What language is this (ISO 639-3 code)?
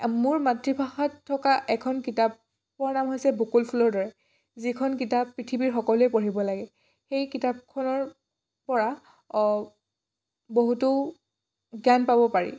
asm